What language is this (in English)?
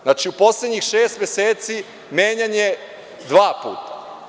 Serbian